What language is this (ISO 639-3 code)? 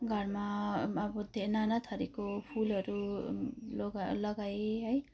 nep